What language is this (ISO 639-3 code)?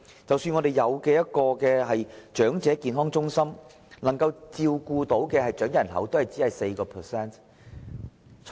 yue